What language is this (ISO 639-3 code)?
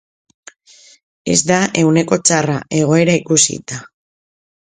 eus